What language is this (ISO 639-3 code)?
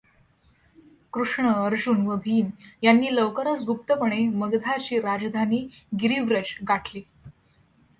mar